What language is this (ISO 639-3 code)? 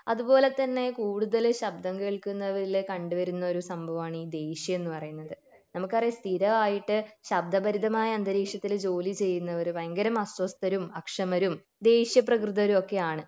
mal